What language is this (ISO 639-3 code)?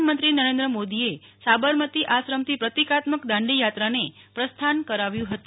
guj